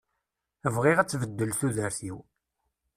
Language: Kabyle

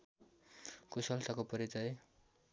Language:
Nepali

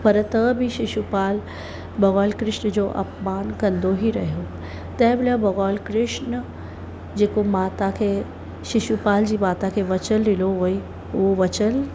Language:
Sindhi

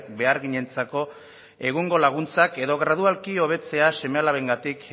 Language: Basque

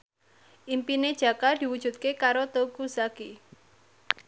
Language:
Javanese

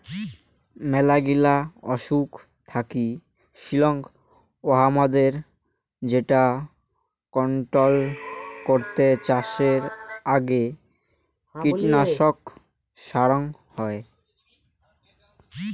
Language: Bangla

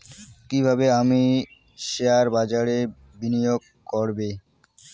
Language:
Bangla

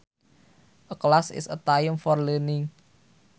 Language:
Sundanese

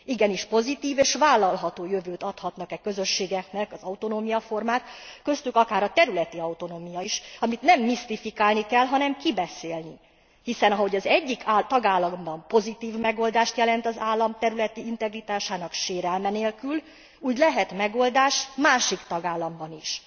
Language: Hungarian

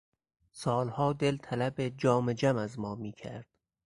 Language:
Persian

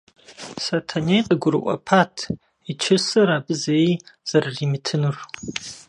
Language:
Kabardian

